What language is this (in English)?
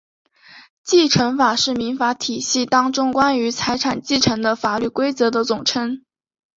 Chinese